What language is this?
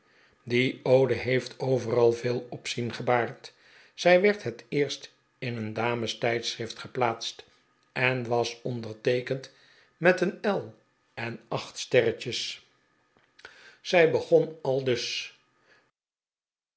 Dutch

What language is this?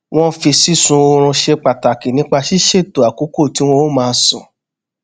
Yoruba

